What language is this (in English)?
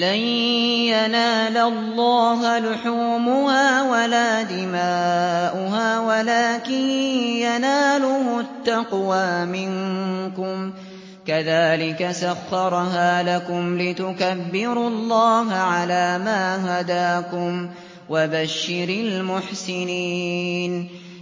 Arabic